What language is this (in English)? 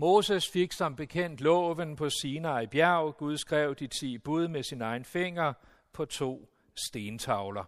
Danish